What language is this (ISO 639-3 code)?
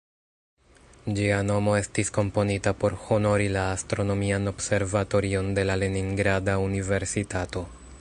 epo